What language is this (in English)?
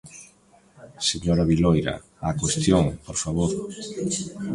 Galician